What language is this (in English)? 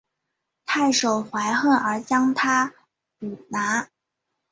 Chinese